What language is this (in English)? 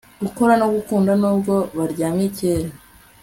Kinyarwanda